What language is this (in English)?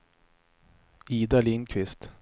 Swedish